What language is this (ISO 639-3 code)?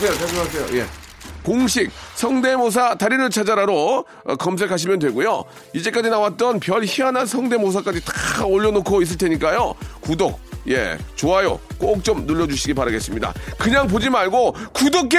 kor